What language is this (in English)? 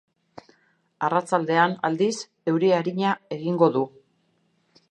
Basque